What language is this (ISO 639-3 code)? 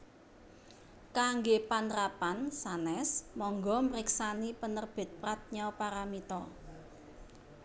jav